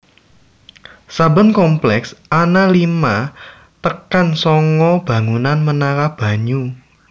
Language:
Javanese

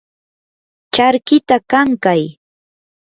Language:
Yanahuanca Pasco Quechua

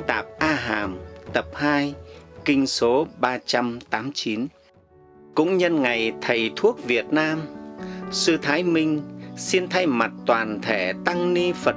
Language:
Vietnamese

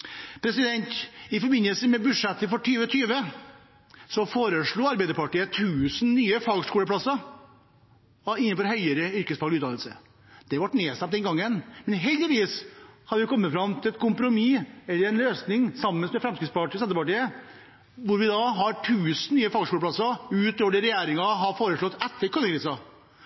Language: Norwegian Bokmål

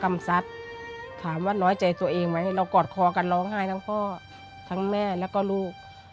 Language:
Thai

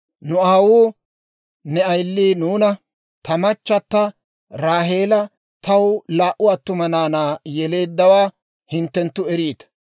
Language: Dawro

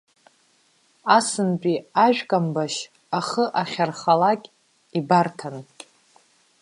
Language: Abkhazian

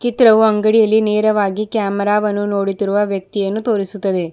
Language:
Kannada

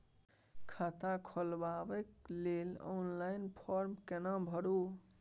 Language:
Maithili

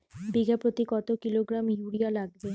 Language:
Bangla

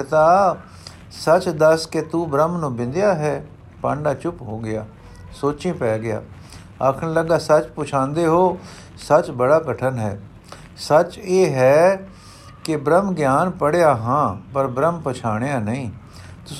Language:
Punjabi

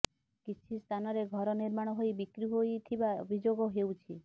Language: Odia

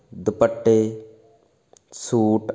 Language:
Punjabi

